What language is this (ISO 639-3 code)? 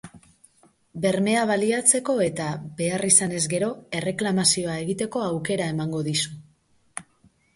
eus